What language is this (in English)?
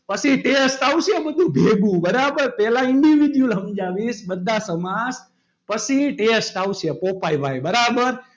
Gujarati